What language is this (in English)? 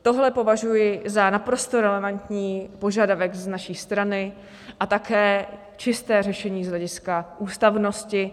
Czech